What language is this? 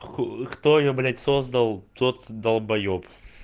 Russian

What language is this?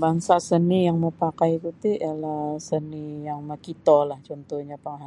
Sabah Bisaya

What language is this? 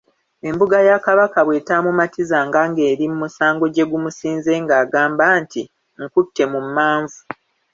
Ganda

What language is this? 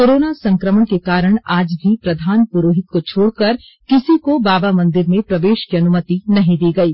Hindi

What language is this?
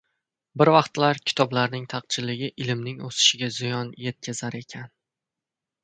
Uzbek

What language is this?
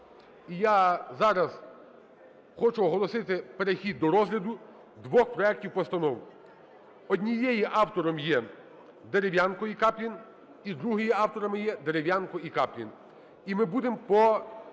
Ukrainian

